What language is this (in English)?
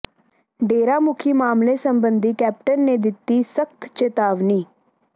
Punjabi